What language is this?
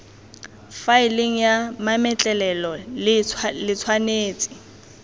Tswana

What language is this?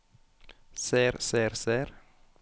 Norwegian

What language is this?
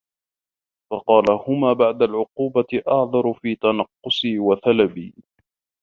Arabic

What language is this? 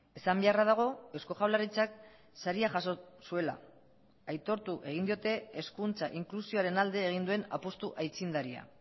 Basque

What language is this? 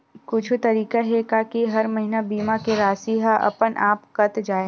Chhattisgarhi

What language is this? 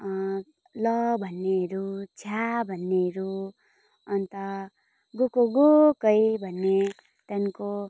Nepali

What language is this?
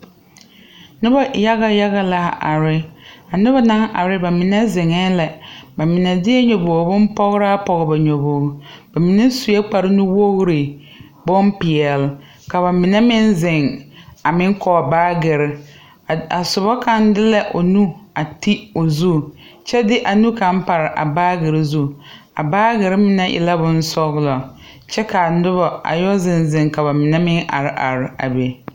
Southern Dagaare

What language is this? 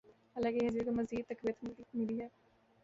Urdu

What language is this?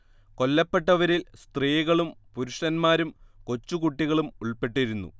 Malayalam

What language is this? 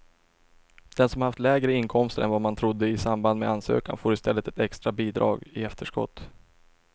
Swedish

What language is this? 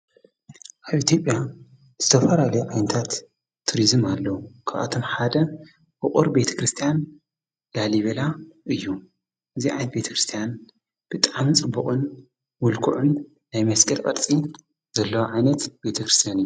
Tigrinya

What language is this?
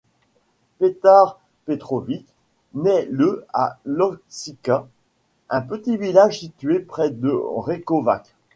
French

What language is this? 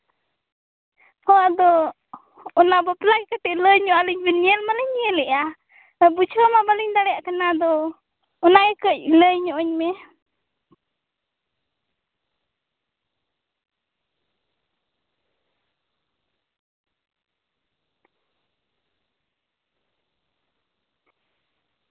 Santali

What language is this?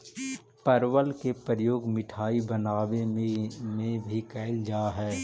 Magahi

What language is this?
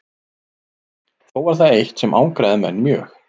Icelandic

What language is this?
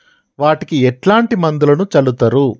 Telugu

